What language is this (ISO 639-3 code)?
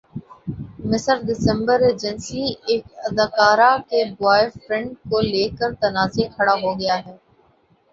urd